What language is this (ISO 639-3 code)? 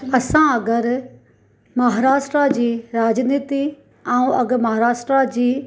snd